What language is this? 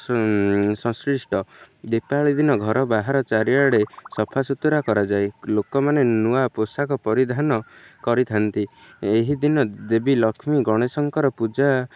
Odia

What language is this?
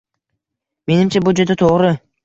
Uzbek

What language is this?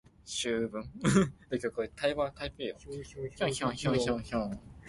Min Nan Chinese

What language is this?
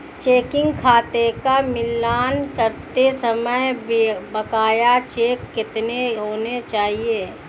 Hindi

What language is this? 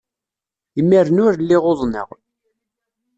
Kabyle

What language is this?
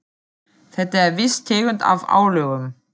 Icelandic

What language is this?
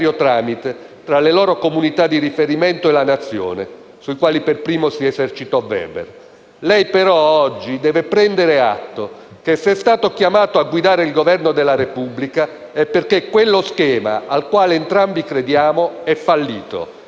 Italian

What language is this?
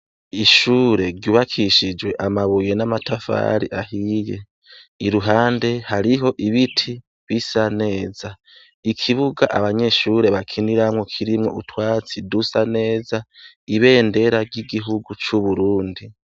Rundi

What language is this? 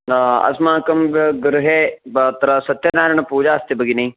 Sanskrit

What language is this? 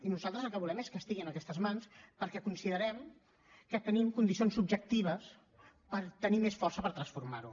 Catalan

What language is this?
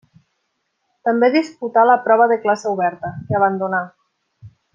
Catalan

